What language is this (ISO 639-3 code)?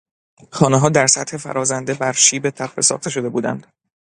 fas